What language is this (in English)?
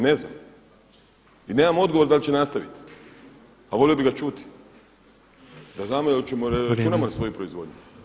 Croatian